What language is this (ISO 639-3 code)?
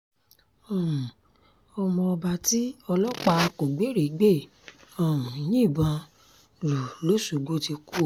yor